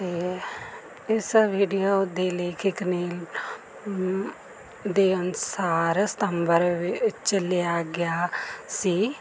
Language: Punjabi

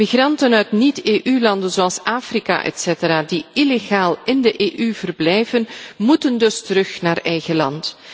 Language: Dutch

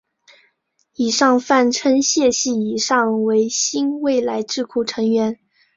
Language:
Chinese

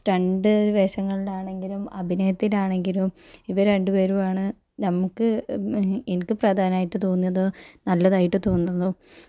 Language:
Malayalam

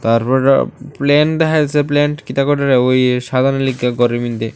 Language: Bangla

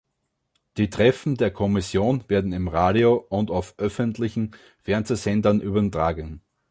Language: German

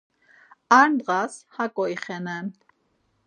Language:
Laz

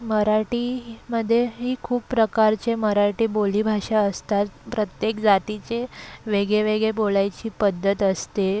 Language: Marathi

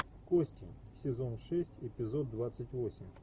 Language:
Russian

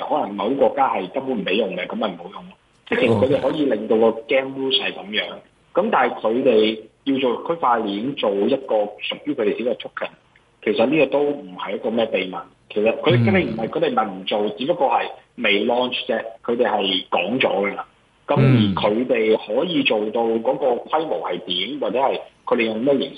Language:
Chinese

